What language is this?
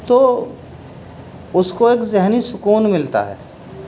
Urdu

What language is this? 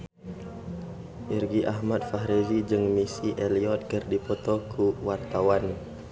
Sundanese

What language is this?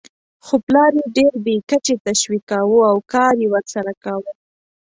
Pashto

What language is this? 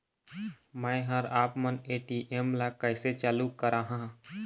Chhattisgarhi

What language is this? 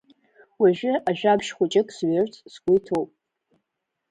Abkhazian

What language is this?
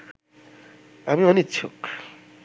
Bangla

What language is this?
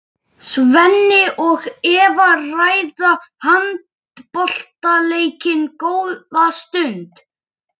Icelandic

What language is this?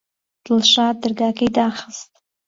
Central Kurdish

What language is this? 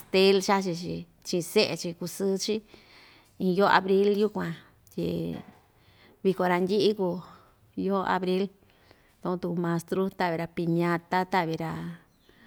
Ixtayutla Mixtec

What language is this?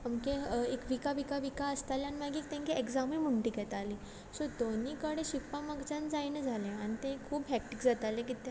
Konkani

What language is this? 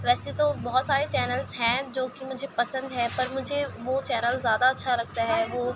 Urdu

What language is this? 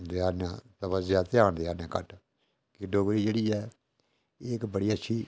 Dogri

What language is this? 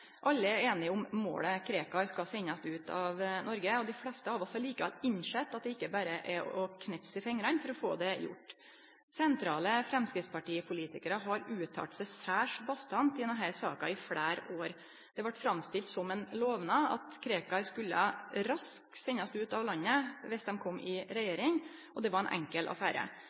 Norwegian Nynorsk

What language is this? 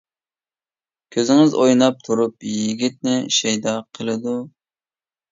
Uyghur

